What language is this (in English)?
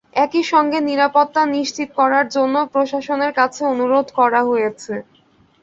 Bangla